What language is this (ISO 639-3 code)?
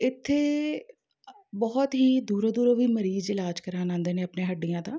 pan